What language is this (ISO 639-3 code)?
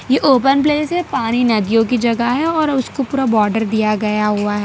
hin